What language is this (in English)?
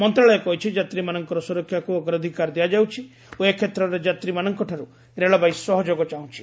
Odia